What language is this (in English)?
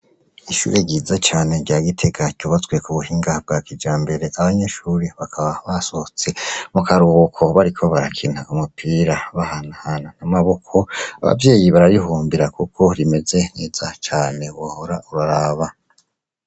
Rundi